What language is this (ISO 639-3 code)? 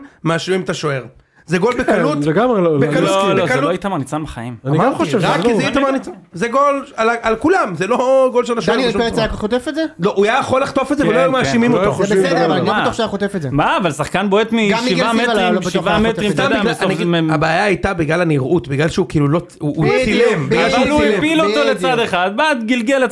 heb